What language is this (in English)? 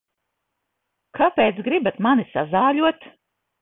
Latvian